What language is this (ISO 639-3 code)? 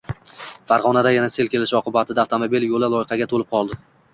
uzb